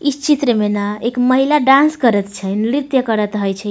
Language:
Maithili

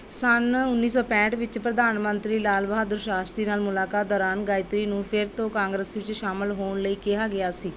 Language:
Punjabi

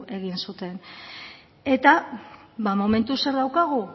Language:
Basque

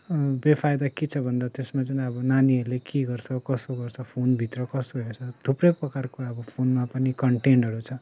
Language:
Nepali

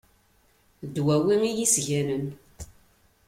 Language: Kabyle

